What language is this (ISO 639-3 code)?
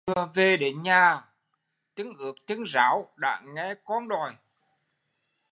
vie